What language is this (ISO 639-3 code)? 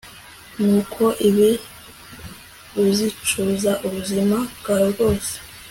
kin